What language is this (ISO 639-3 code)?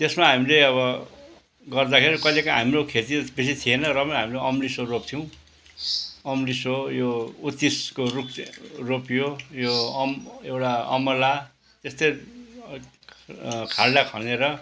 nep